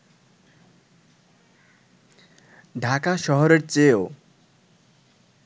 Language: Bangla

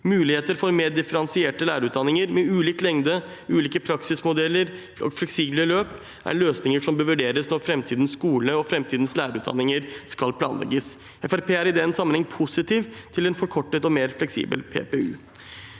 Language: Norwegian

